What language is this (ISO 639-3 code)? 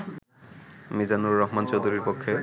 ben